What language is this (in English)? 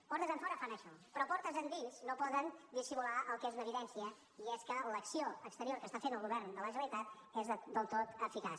Catalan